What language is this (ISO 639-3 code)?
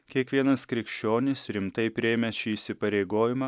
lit